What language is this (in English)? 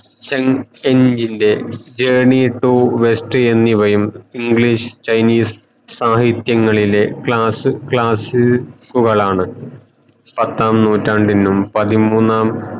Malayalam